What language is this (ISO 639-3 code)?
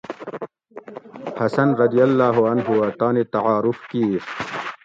gwc